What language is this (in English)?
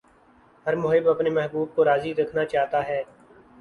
Urdu